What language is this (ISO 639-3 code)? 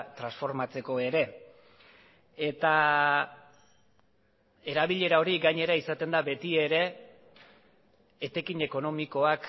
eus